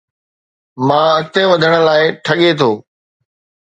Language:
Sindhi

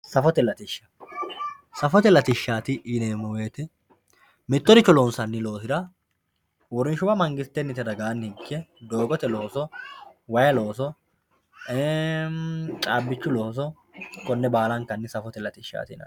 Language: Sidamo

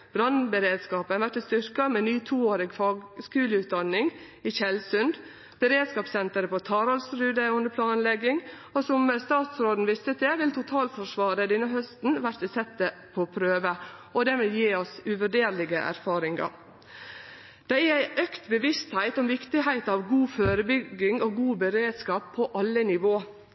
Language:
Norwegian Nynorsk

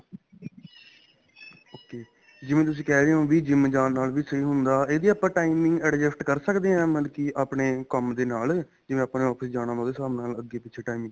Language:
Punjabi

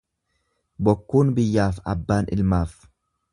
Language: Oromo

